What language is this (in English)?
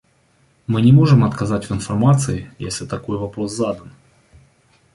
Russian